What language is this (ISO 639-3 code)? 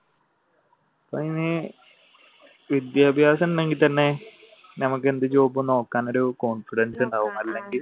mal